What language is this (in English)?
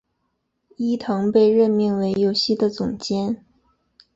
Chinese